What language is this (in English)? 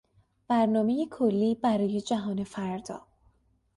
Persian